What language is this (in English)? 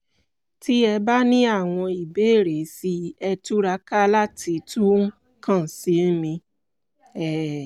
Yoruba